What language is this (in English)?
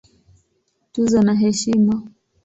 Swahili